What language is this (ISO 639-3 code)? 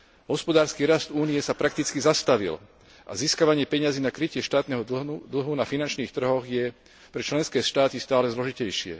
slk